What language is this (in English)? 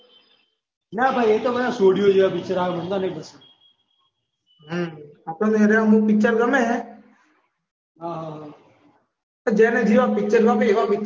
Gujarati